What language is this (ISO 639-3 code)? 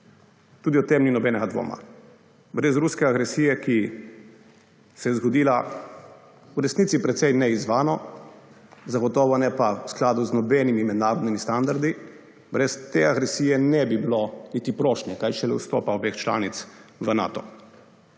slv